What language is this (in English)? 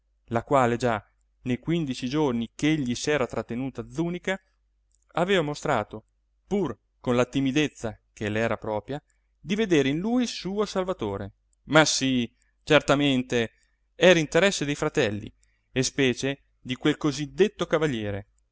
Italian